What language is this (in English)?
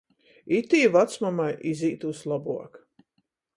Latgalian